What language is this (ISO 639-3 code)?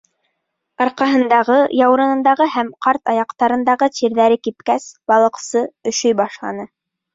bak